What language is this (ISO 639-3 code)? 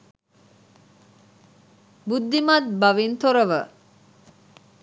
sin